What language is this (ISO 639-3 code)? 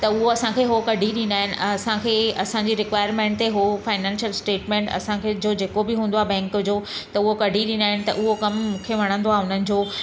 snd